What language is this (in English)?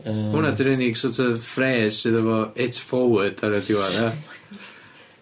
Welsh